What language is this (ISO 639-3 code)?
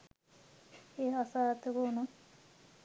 sin